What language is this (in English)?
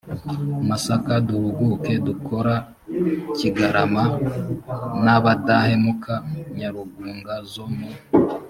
Kinyarwanda